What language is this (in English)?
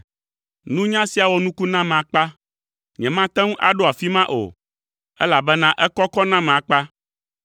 Ewe